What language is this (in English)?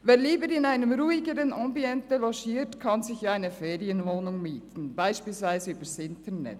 Swiss German